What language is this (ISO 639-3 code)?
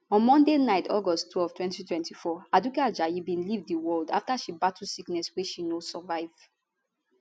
pcm